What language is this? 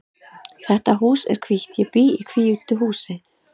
Icelandic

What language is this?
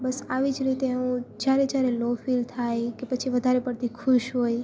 Gujarati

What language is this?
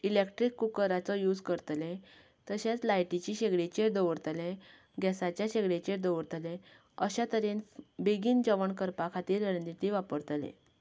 Konkani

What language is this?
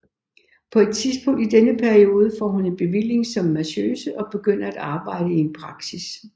Danish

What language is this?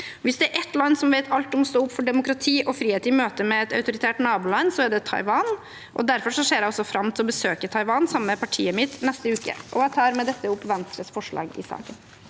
Norwegian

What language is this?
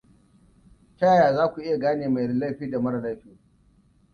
Hausa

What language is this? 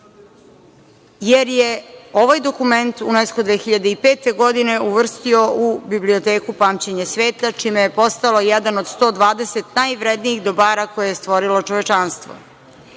Serbian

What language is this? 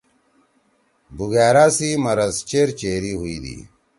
Torwali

